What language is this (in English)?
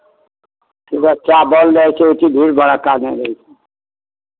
Maithili